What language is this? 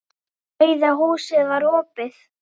Icelandic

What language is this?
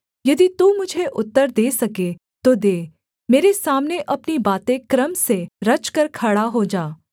Hindi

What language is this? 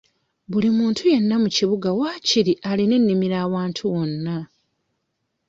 Ganda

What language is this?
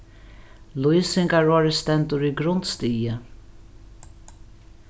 Faroese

